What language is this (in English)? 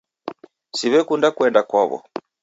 Taita